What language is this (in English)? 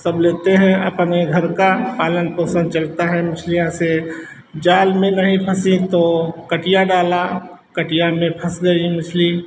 Hindi